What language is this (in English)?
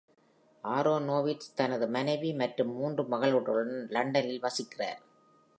Tamil